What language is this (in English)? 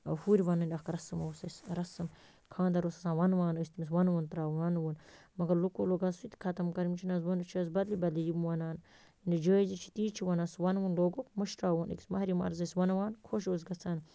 Kashmiri